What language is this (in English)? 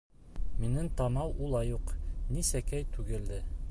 Bashkir